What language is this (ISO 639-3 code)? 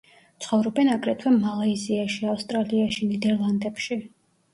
kat